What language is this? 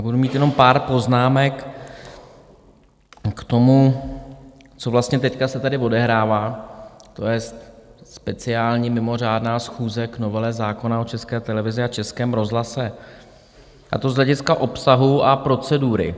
Czech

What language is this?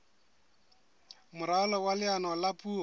Southern Sotho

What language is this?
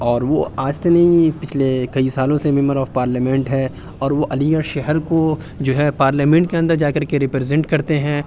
Urdu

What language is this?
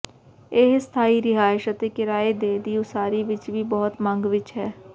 Punjabi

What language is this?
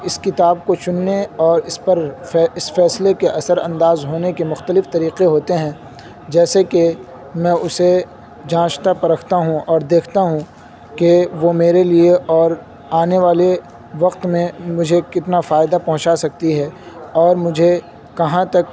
Urdu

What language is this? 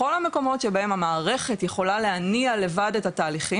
Hebrew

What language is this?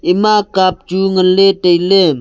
Wancho Naga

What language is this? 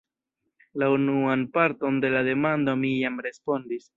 Esperanto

